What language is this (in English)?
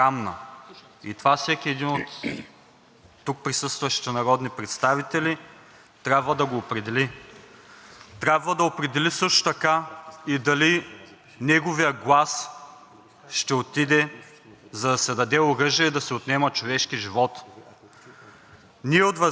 Bulgarian